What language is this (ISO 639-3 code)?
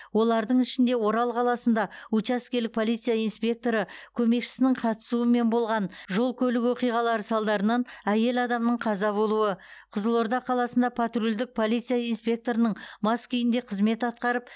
kaz